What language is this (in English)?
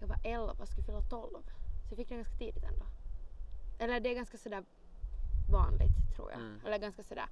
Swedish